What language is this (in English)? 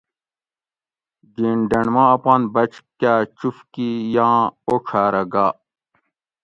Gawri